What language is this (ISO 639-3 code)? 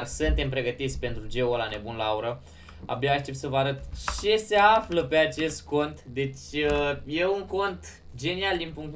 ron